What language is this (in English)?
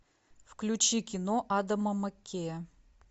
Russian